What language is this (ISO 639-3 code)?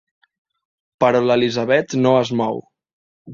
cat